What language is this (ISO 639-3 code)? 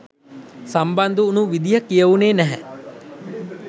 sin